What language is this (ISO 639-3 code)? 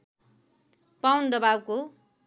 nep